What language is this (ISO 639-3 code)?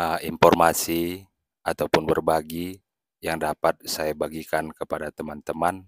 ind